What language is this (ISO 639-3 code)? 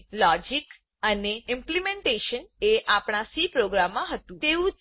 guj